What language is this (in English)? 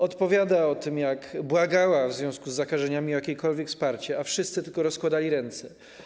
Polish